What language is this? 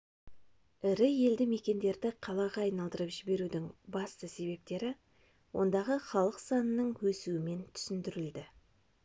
Kazakh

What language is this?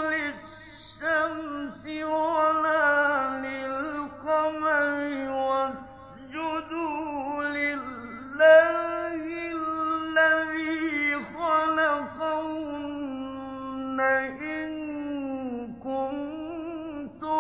Arabic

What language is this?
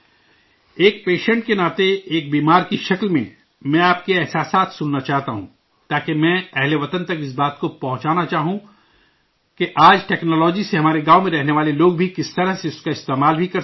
Urdu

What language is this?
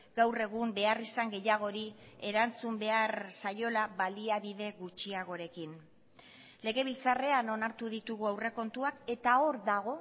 Basque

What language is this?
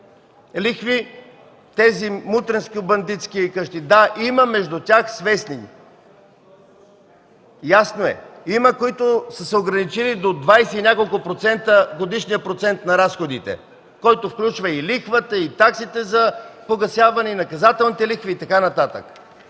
Bulgarian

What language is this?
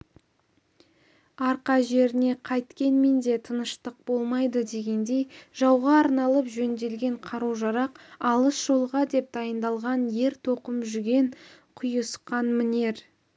Kazakh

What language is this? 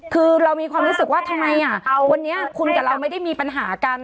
Thai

